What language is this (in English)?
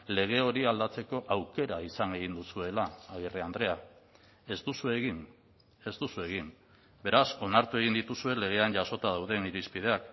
Basque